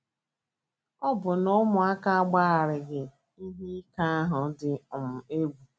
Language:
Igbo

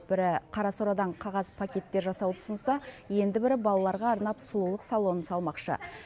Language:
Kazakh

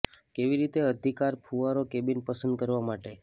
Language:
Gujarati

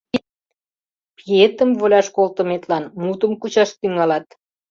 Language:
Mari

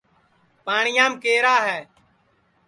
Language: Sansi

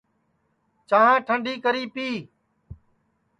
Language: Sansi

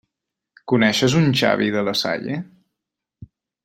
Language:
Catalan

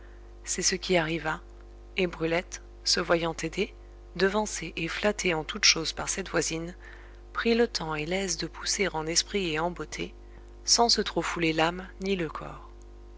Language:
French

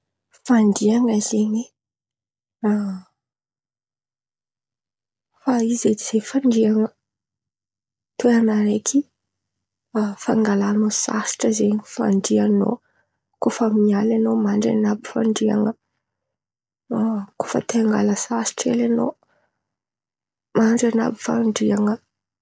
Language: Antankarana Malagasy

